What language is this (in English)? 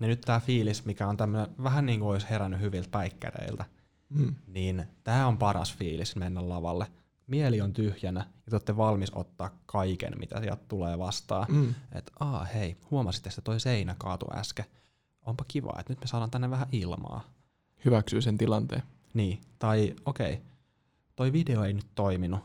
Finnish